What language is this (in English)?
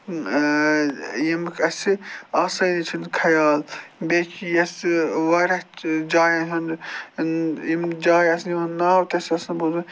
Kashmiri